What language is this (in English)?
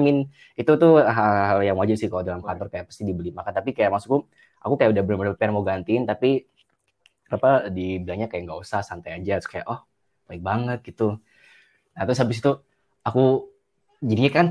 Indonesian